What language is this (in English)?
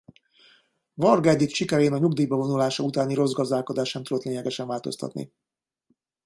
Hungarian